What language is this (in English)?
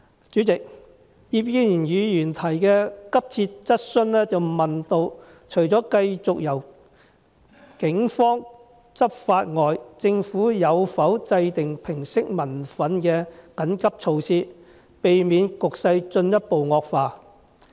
Cantonese